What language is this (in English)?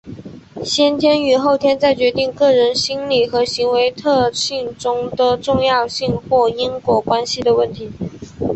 Chinese